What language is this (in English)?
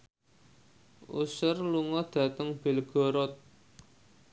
Javanese